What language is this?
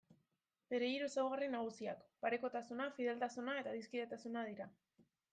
Basque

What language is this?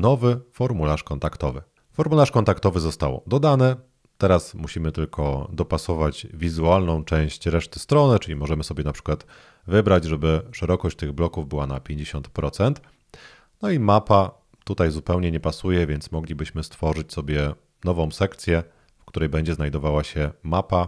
Polish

